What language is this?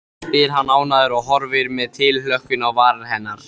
Icelandic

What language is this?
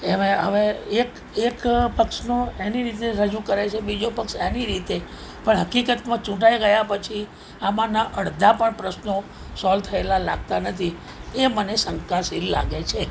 Gujarati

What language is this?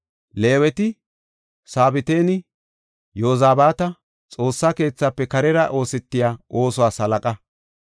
Gofa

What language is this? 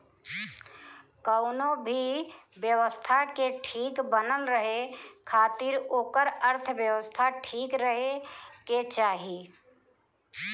Bhojpuri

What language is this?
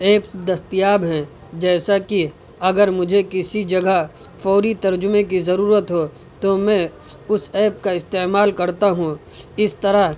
Urdu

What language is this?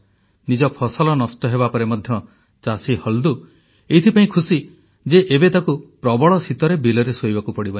Odia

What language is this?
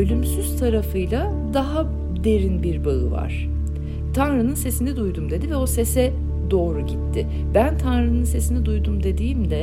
Turkish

